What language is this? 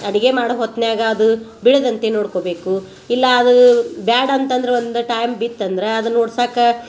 Kannada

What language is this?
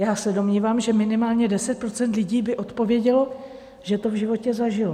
Czech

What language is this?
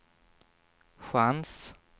Swedish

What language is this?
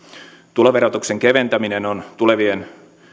Finnish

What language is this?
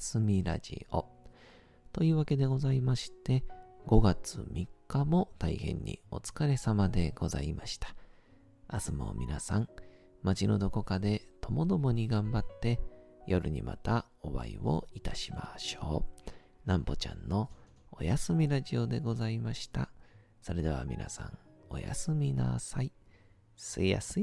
Japanese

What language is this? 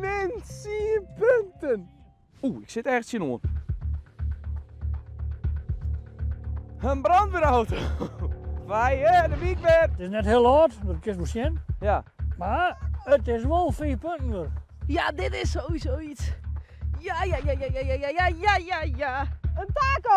Dutch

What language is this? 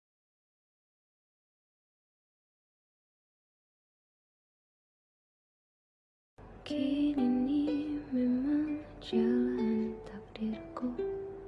Indonesian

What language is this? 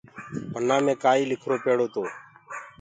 Gurgula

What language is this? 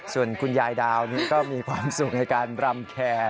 Thai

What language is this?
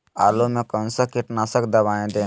Magahi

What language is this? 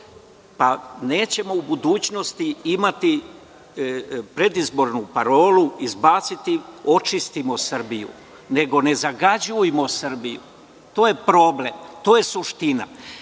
Serbian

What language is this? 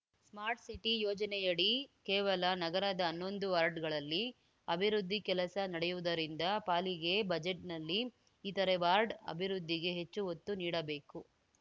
Kannada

